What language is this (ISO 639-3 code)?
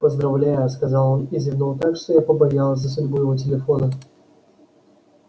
rus